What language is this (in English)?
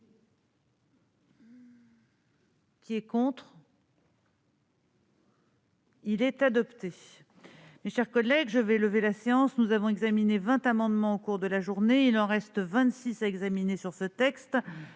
French